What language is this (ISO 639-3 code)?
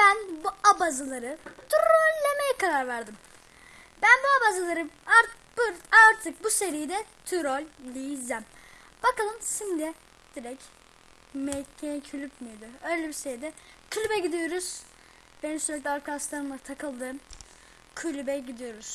tur